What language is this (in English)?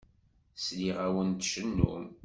Kabyle